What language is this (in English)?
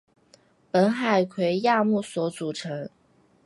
Chinese